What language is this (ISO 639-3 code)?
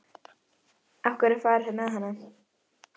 isl